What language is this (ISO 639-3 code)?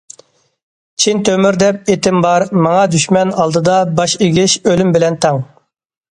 uig